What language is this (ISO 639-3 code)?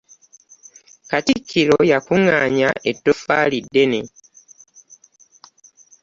lug